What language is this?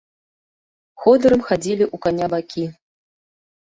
Belarusian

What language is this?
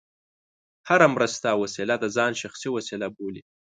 Pashto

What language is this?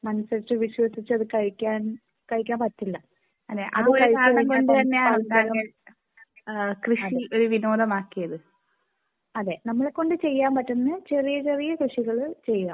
Malayalam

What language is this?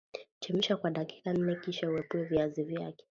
Swahili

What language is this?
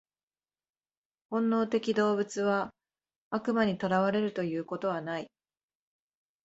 Japanese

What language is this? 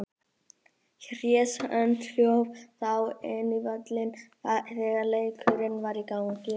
Icelandic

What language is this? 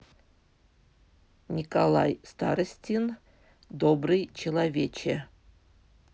Russian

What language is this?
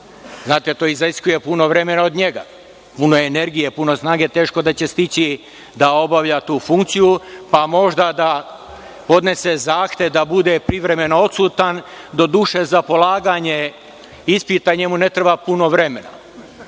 Serbian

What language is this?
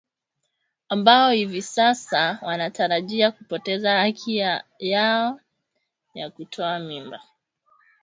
Swahili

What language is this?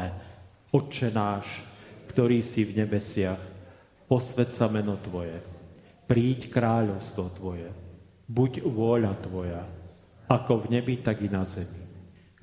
Slovak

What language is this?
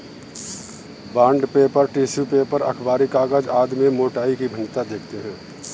Hindi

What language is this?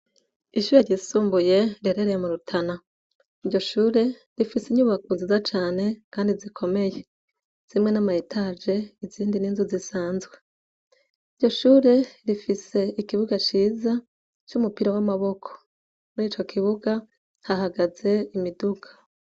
Rundi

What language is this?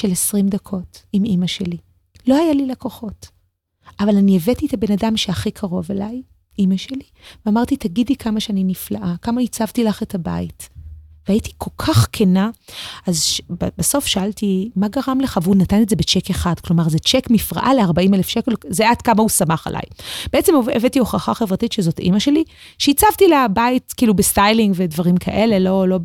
Hebrew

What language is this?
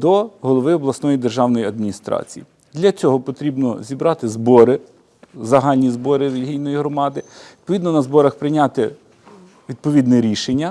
Ukrainian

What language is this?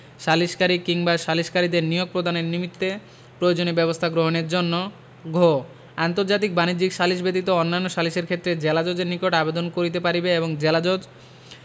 Bangla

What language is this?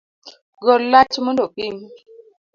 Luo (Kenya and Tanzania)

